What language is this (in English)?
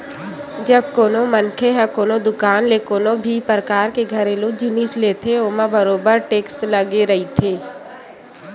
Chhattisgarhi